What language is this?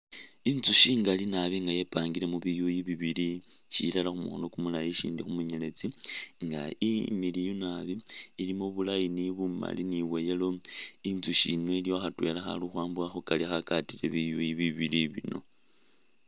Masaaba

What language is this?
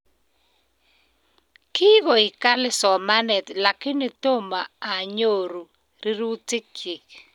Kalenjin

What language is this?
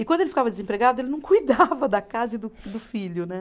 Portuguese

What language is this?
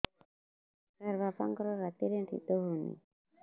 Odia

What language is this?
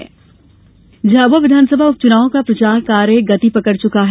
Hindi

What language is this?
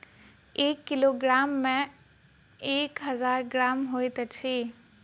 Maithili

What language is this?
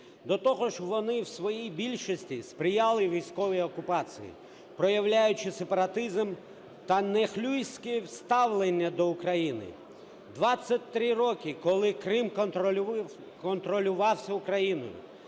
Ukrainian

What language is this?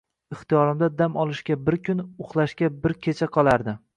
Uzbek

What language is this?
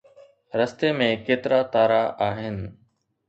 Sindhi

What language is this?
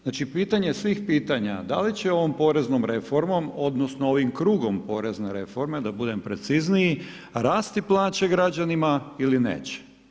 Croatian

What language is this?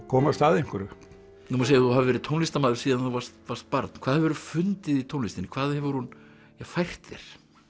Icelandic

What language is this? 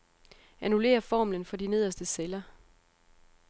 Danish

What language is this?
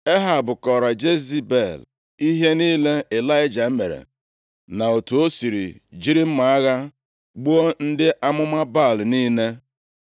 Igbo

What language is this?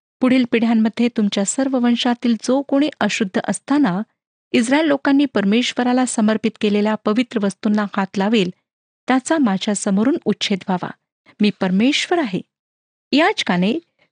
Marathi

